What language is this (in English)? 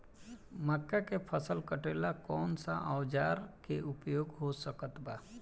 Bhojpuri